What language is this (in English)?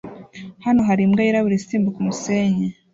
Kinyarwanda